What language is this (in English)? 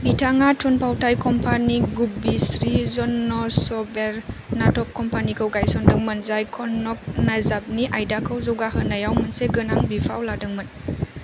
Bodo